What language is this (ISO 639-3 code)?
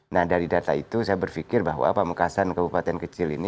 ind